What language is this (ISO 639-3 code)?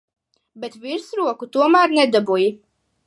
lav